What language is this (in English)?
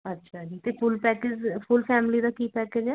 Punjabi